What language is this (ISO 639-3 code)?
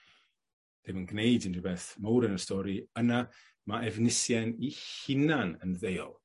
cym